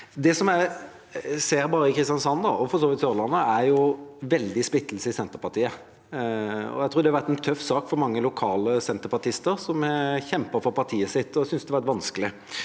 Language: Norwegian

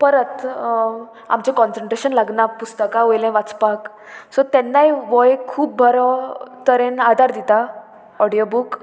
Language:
Konkani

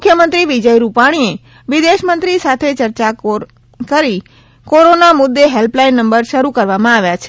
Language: Gujarati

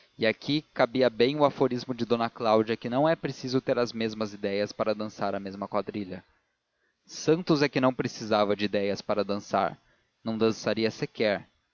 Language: Portuguese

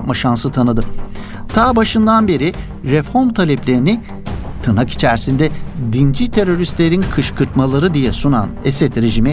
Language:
Turkish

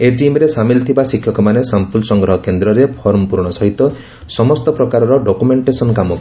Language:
Odia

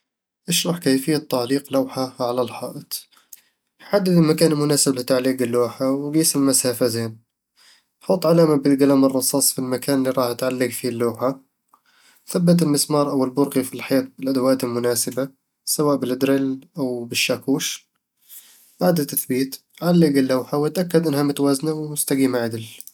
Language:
Eastern Egyptian Bedawi Arabic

